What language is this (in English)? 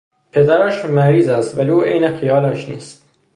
Persian